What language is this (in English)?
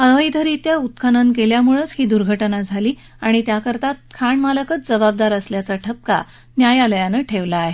Marathi